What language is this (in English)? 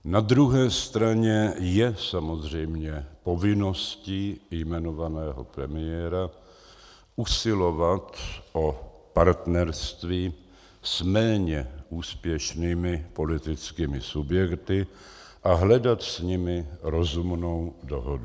Czech